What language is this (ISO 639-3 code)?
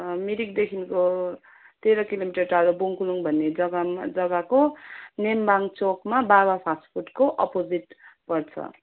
nep